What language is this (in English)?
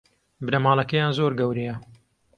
Central Kurdish